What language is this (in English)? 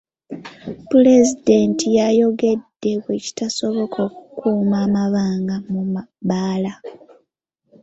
Ganda